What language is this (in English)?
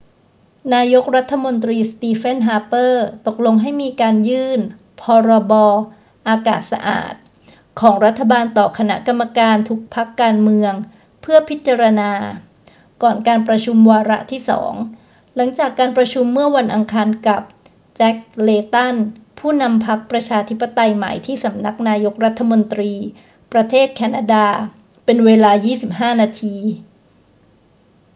Thai